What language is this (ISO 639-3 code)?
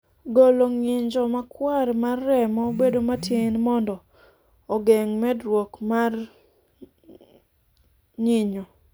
luo